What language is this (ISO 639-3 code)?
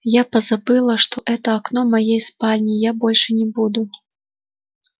rus